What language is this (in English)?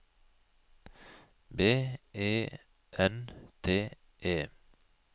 Norwegian